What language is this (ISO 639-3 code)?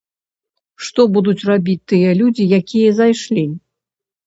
bel